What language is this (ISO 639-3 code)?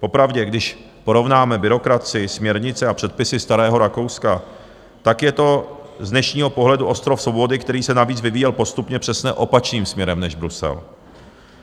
ces